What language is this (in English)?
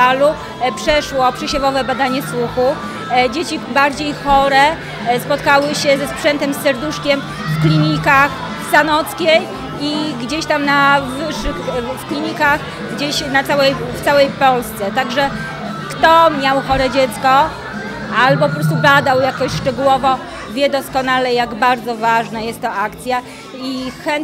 Polish